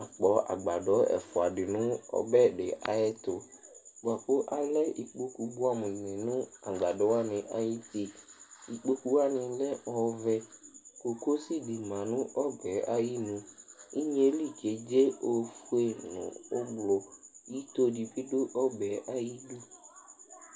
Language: Ikposo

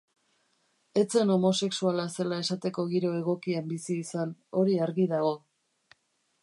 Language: Basque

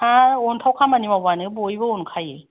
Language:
Bodo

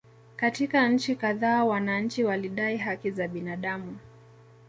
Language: Swahili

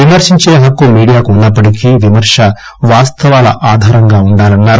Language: Telugu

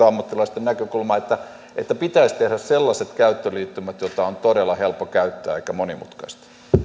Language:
Finnish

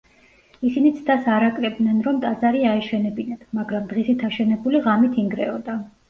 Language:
Georgian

